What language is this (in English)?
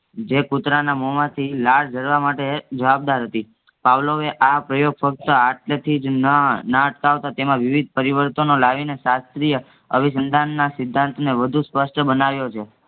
Gujarati